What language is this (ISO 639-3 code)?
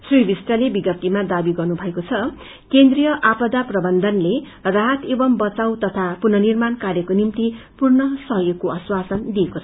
nep